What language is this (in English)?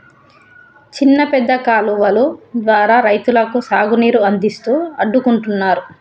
Telugu